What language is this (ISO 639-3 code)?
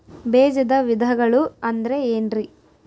kan